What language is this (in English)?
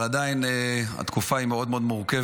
Hebrew